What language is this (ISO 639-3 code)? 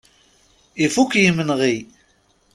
kab